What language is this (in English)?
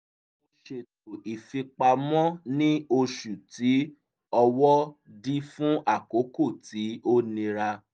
Yoruba